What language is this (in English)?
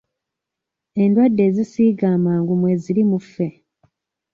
Ganda